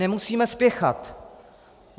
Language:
Czech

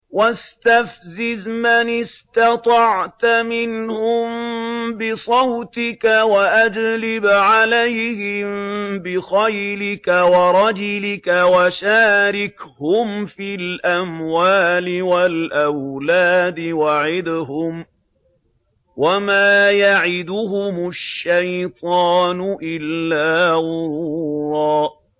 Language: Arabic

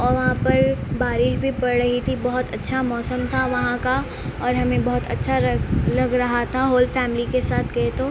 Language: Urdu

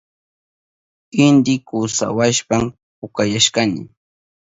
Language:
Southern Pastaza Quechua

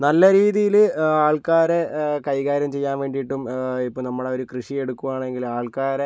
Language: Malayalam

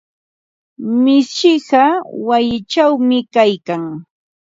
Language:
Ambo-Pasco Quechua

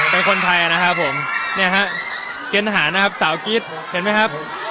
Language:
Thai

